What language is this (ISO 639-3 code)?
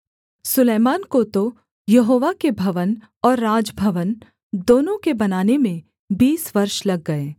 hin